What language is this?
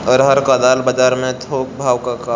Bhojpuri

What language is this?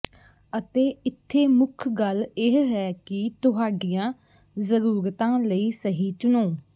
Punjabi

